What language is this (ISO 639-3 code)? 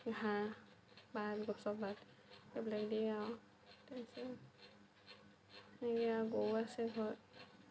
asm